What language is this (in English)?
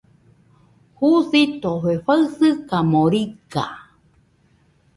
Nüpode Huitoto